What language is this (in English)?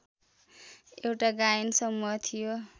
Nepali